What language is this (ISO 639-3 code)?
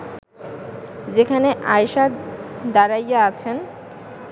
ben